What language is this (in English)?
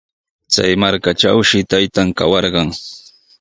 Sihuas Ancash Quechua